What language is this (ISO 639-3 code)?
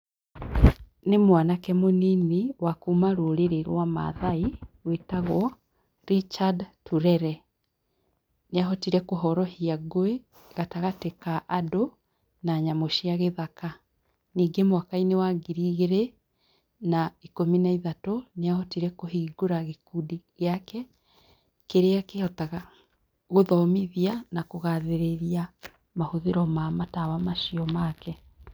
kik